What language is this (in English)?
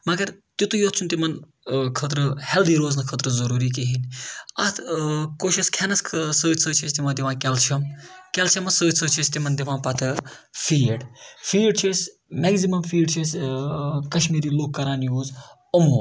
Kashmiri